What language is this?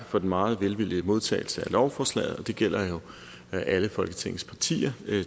Danish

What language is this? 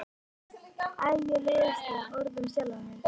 Icelandic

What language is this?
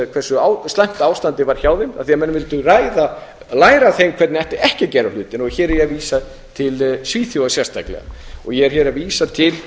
Icelandic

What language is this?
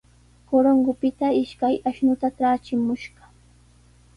Sihuas Ancash Quechua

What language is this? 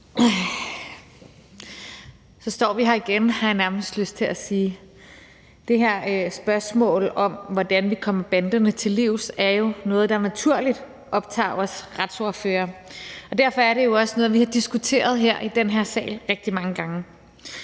Danish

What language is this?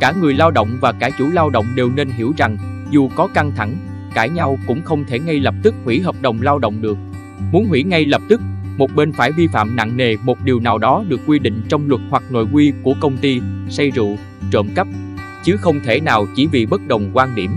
Vietnamese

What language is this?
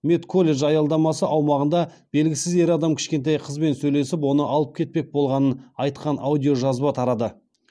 Kazakh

